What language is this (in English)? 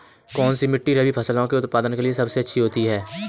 Hindi